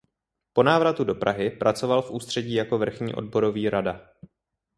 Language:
Czech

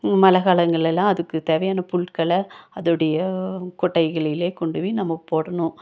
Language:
Tamil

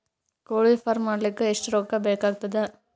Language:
Kannada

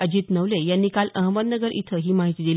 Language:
Marathi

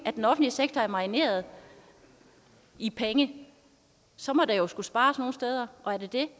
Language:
Danish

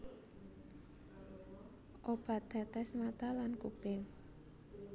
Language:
Javanese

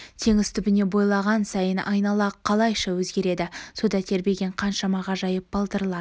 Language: Kazakh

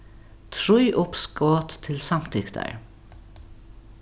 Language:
Faroese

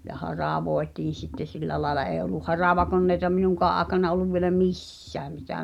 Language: Finnish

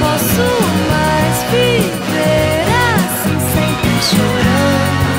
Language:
Portuguese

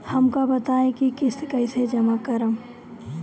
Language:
Bhojpuri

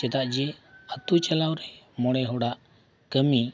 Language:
Santali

